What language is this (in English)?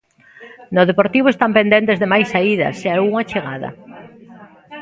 Galician